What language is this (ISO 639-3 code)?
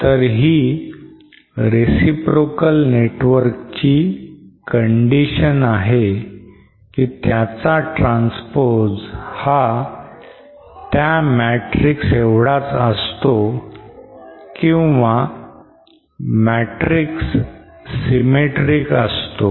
mar